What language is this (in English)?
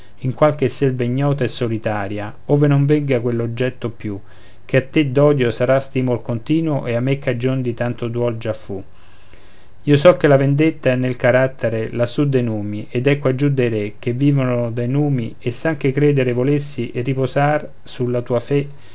Italian